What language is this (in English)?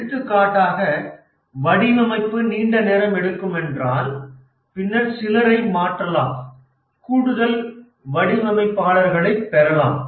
Tamil